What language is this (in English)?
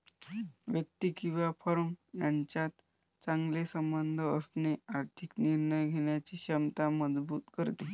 Marathi